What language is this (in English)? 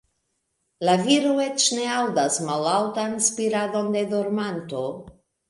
Esperanto